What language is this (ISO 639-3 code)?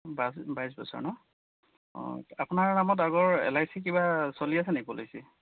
asm